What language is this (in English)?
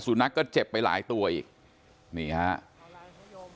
Thai